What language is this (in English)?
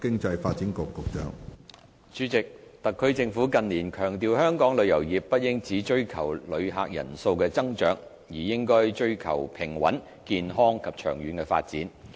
Cantonese